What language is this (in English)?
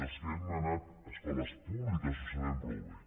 Catalan